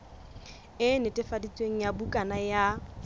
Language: Southern Sotho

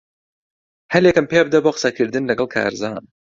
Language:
Central Kurdish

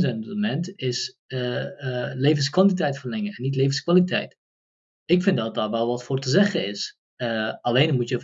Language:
Dutch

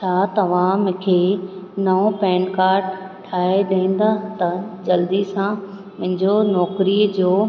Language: Sindhi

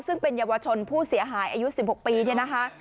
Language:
Thai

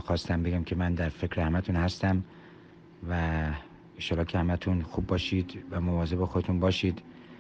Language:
Persian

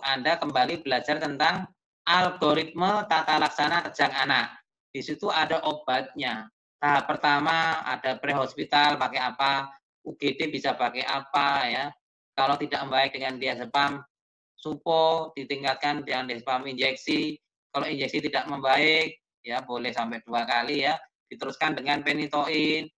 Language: Indonesian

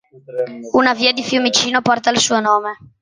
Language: Italian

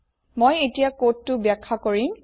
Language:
Assamese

